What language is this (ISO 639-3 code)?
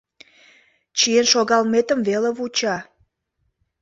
chm